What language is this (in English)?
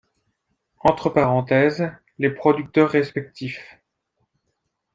French